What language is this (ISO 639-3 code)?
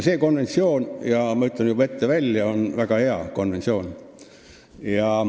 est